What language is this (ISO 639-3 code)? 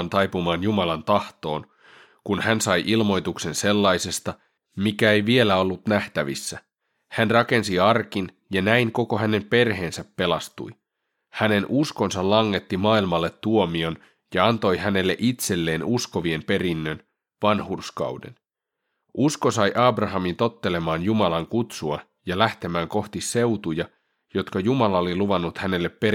fin